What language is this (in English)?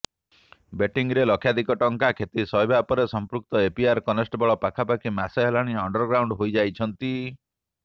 Odia